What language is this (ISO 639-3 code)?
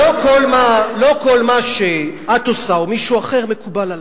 heb